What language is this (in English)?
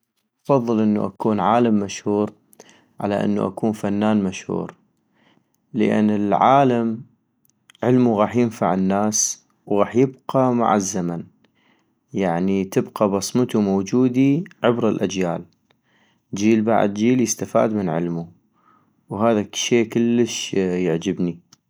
North Mesopotamian Arabic